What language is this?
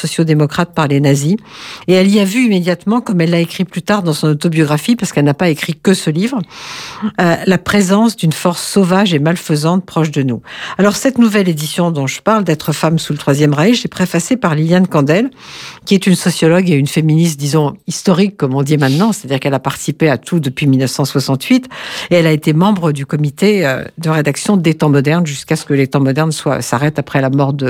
French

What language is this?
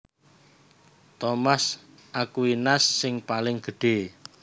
Javanese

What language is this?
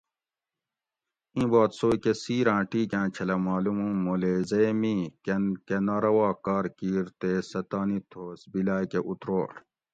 Gawri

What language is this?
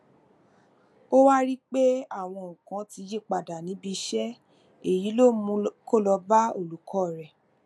Yoruba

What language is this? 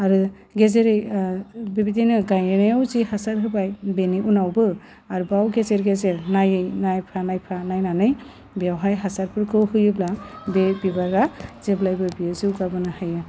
Bodo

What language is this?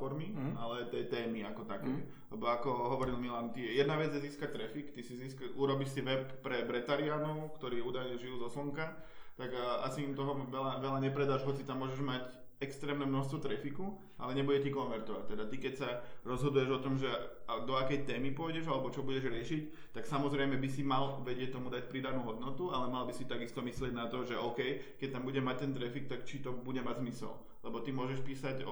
Czech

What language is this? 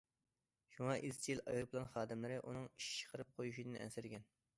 Uyghur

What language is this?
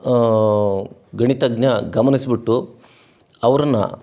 Kannada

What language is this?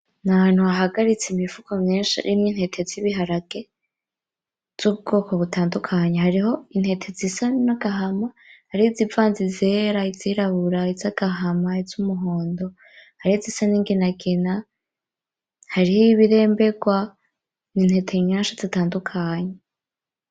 Rundi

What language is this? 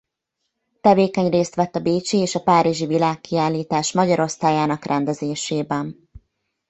Hungarian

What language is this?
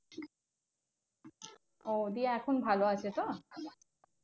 Bangla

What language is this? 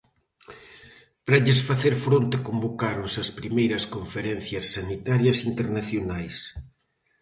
Galician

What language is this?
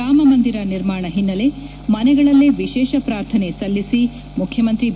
Kannada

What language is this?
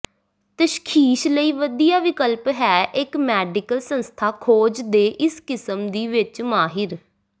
Punjabi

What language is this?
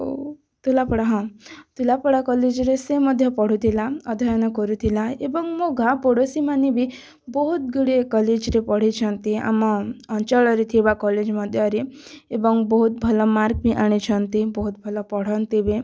Odia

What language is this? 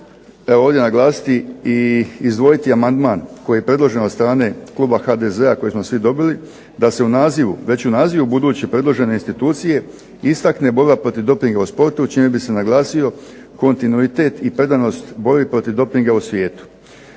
Croatian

